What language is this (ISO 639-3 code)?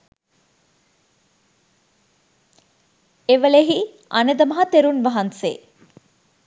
sin